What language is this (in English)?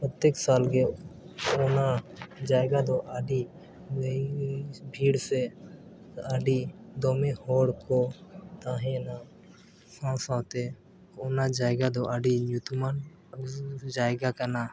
Santali